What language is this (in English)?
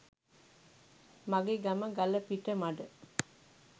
Sinhala